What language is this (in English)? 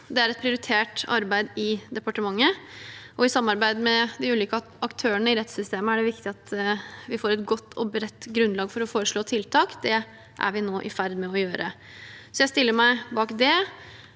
Norwegian